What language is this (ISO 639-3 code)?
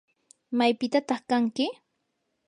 qur